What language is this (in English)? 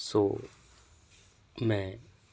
Punjabi